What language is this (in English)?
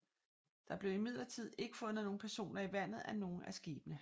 Danish